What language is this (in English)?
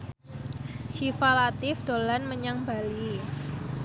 Javanese